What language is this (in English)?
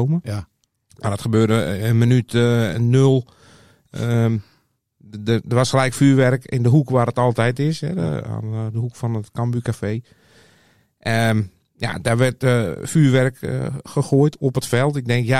Dutch